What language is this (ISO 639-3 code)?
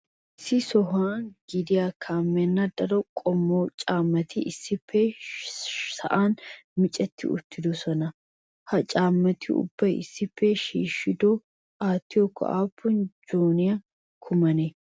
wal